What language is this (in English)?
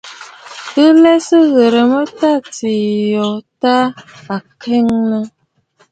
Bafut